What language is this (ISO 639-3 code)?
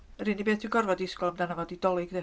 cym